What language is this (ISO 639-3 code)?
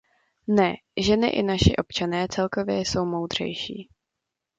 ces